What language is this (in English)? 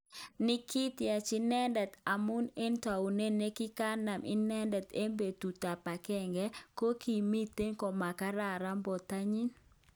Kalenjin